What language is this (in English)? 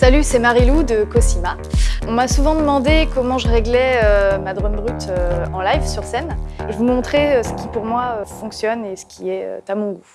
French